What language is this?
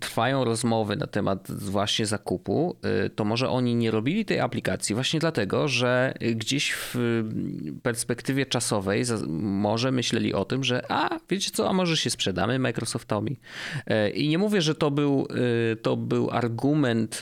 Polish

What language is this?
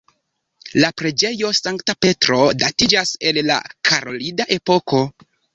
Esperanto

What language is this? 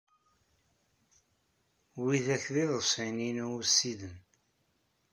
Kabyle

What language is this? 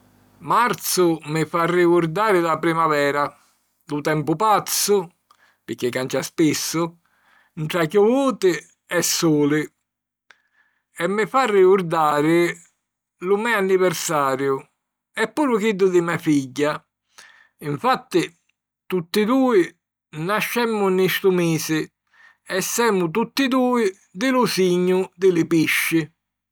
Sicilian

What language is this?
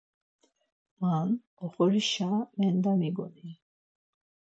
Laz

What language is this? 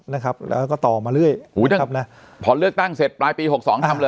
Thai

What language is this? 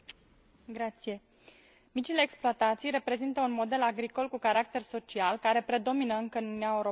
Romanian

